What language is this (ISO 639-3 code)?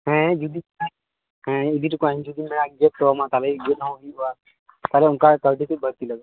sat